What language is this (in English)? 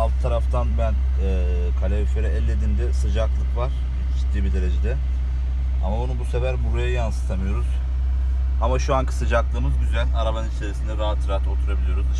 Turkish